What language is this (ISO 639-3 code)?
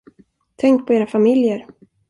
swe